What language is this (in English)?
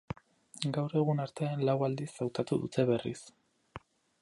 Basque